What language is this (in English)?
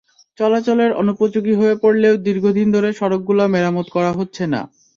Bangla